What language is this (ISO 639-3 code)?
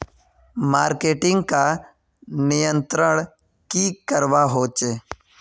mag